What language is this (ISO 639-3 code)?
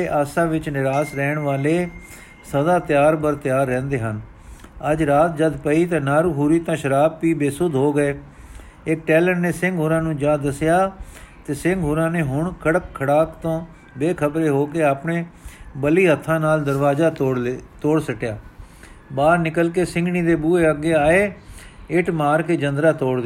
pan